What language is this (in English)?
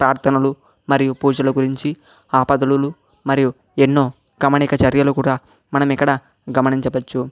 Telugu